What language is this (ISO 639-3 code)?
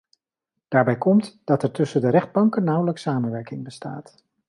nld